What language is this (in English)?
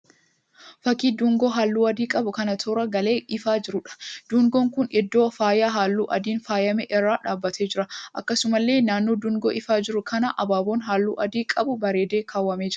Oromo